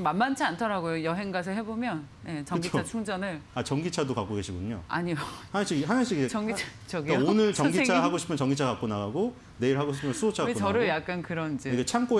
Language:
Korean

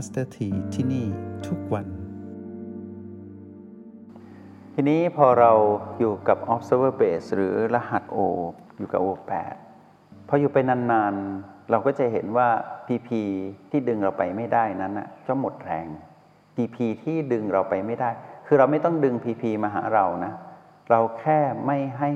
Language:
Thai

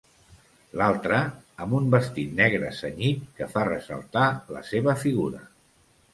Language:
Catalan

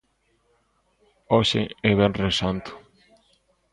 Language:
Galician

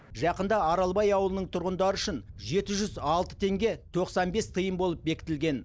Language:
Kazakh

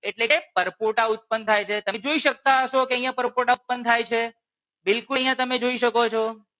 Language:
Gujarati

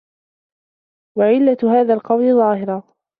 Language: Arabic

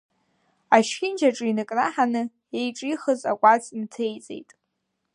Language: Abkhazian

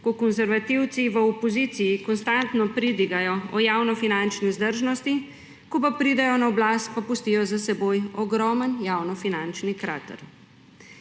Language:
Slovenian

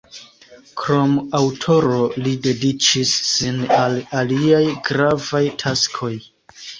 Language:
Esperanto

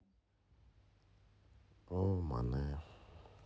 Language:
Russian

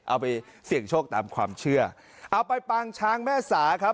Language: Thai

